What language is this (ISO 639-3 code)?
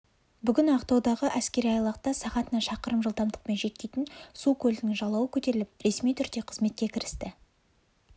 kaz